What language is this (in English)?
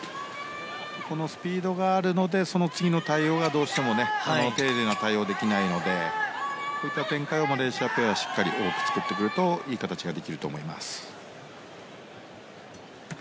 Japanese